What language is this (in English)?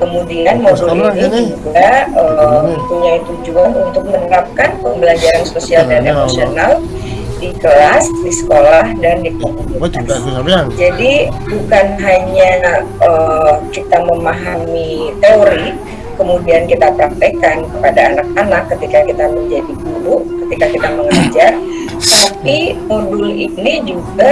Indonesian